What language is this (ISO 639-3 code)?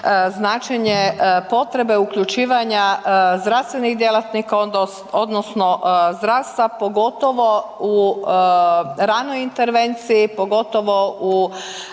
hrv